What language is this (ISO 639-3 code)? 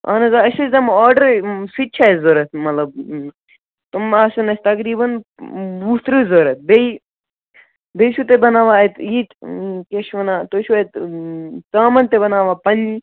kas